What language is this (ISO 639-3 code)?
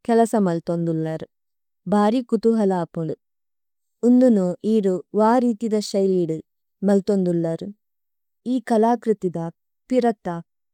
tcy